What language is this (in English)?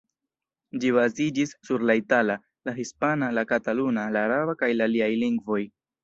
Esperanto